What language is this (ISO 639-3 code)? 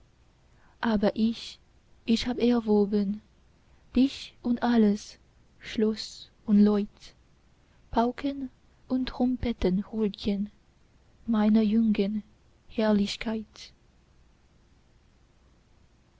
deu